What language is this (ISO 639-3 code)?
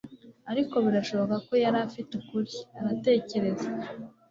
kin